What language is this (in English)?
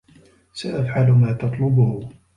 Arabic